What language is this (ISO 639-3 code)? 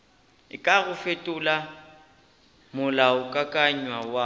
nso